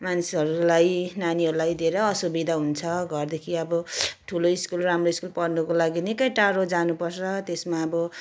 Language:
Nepali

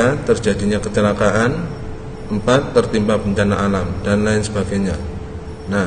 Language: Indonesian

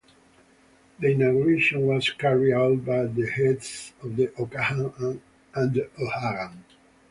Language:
English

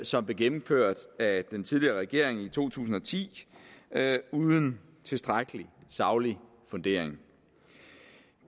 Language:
Danish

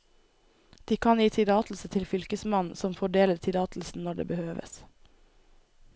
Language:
Norwegian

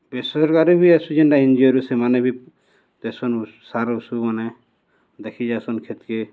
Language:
Odia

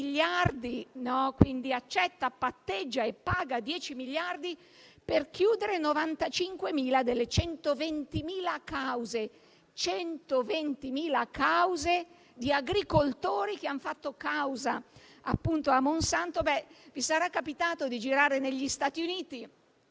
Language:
Italian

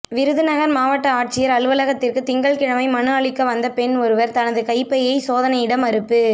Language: Tamil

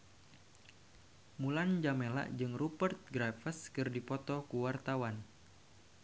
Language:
Sundanese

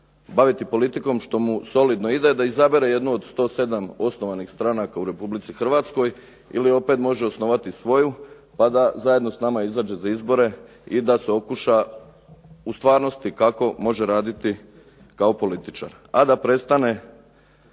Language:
Croatian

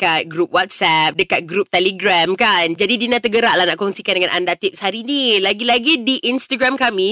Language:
Malay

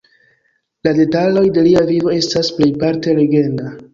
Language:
Esperanto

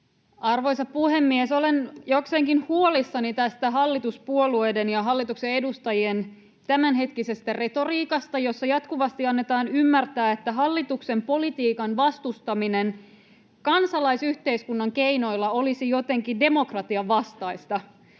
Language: Finnish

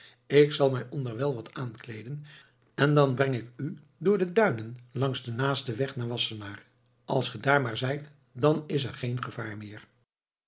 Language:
Dutch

